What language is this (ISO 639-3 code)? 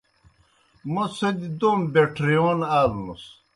plk